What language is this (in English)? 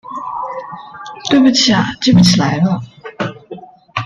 Chinese